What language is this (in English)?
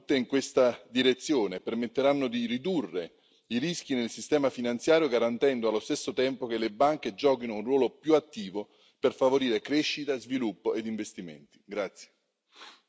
Italian